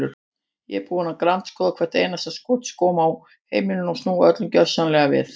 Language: Icelandic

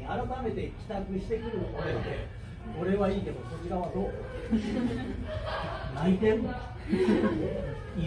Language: Japanese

